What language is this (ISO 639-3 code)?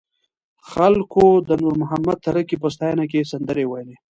pus